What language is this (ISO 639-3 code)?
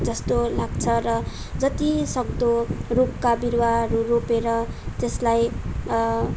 nep